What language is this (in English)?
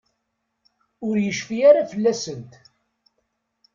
Kabyle